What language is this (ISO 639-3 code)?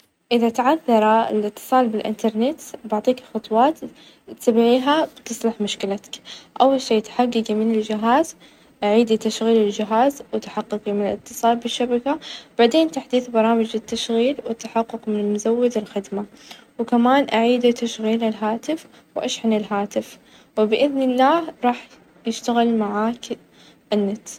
ars